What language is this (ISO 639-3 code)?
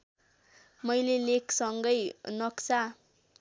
nep